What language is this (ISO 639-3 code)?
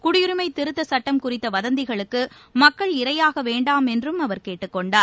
tam